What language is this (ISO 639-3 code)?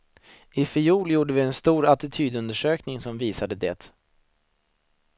swe